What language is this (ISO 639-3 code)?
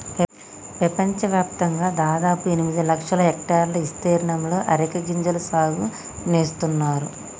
tel